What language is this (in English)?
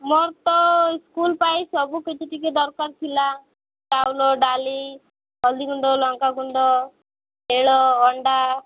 Odia